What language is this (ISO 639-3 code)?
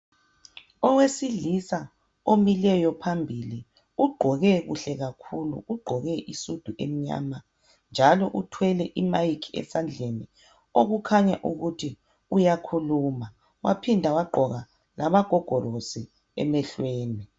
nde